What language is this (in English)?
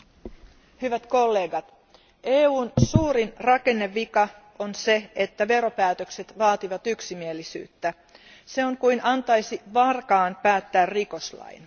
Finnish